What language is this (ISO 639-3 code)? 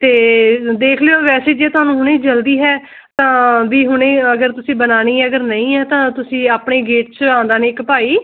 pan